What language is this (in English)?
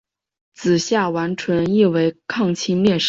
Chinese